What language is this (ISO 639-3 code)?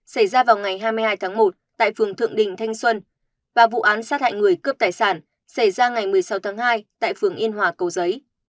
vie